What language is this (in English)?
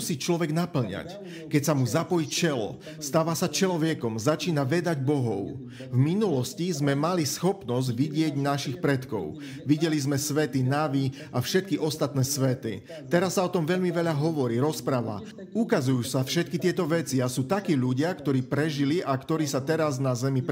Slovak